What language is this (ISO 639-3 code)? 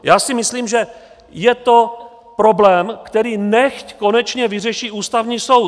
ces